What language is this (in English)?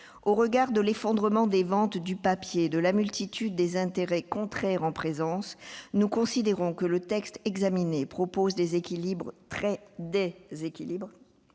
French